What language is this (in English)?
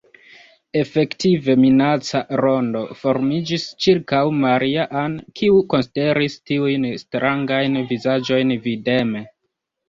Esperanto